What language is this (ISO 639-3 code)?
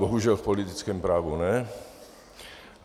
ces